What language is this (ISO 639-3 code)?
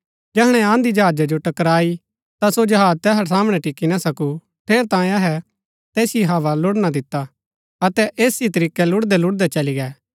gbk